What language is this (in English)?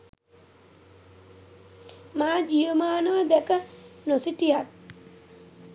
Sinhala